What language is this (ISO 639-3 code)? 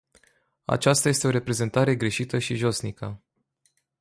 ron